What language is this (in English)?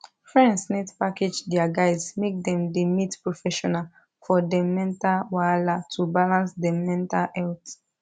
Nigerian Pidgin